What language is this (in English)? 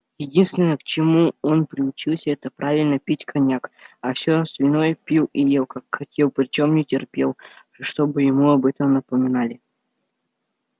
Russian